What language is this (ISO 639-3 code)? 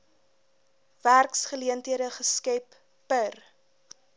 afr